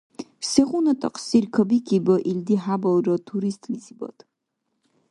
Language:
Dargwa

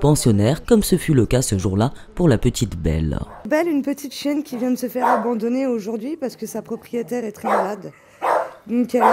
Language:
French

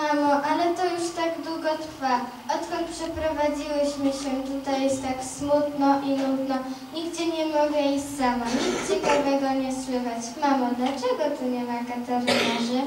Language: Polish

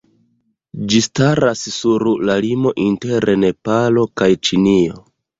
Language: Esperanto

